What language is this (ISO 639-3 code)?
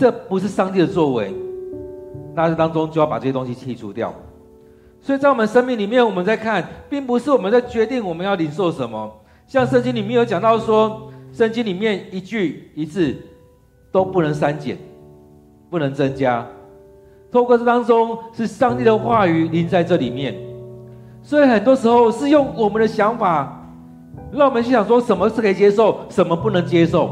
zho